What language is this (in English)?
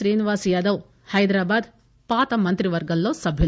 Telugu